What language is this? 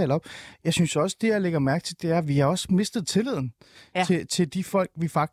Danish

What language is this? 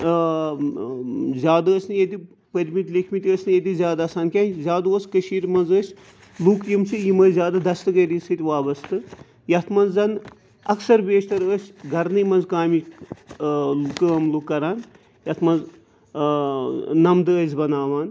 Kashmiri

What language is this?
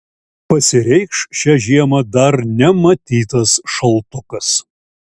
Lithuanian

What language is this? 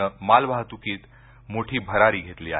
Marathi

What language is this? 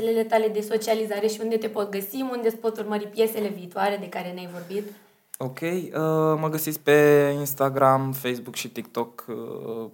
Romanian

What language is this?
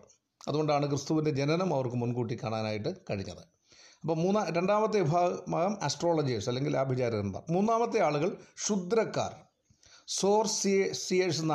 Malayalam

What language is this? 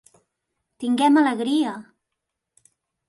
Catalan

